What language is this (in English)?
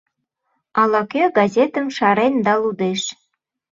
Mari